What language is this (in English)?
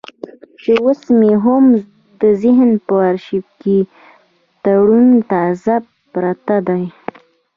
Pashto